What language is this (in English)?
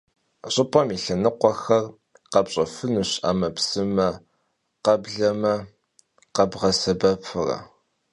Kabardian